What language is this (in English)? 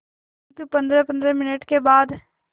Hindi